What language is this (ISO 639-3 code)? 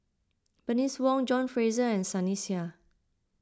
eng